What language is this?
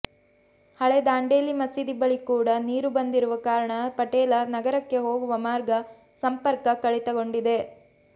Kannada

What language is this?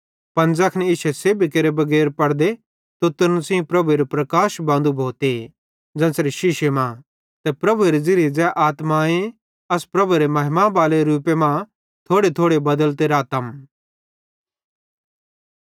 Bhadrawahi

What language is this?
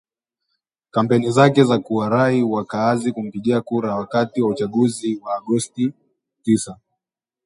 Swahili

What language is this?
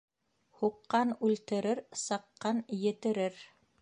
Bashkir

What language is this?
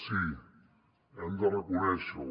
Catalan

